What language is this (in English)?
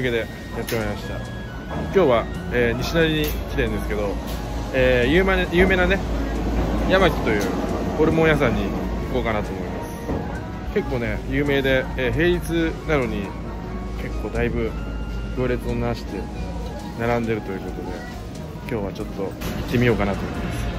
Japanese